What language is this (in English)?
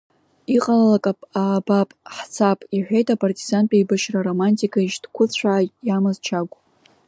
Abkhazian